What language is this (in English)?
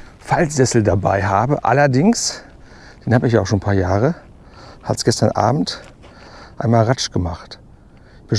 German